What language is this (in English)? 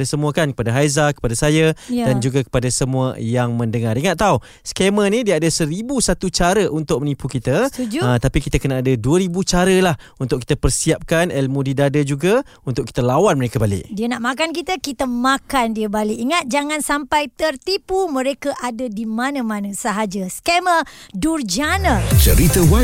Malay